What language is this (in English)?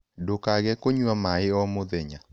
Kikuyu